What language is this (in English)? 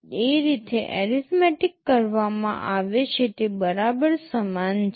Gujarati